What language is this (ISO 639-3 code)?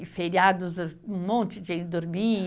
por